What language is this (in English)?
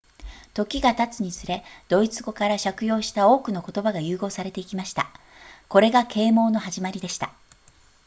Japanese